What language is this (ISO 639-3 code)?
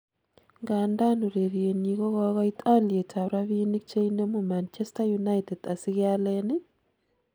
kln